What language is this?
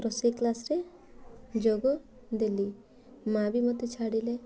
Odia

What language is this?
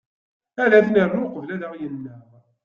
Kabyle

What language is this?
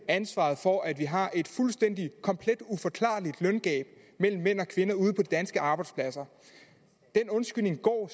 Danish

